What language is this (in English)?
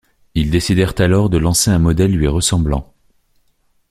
French